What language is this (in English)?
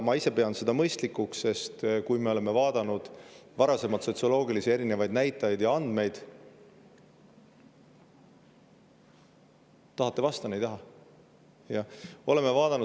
Estonian